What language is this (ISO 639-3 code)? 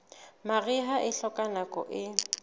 sot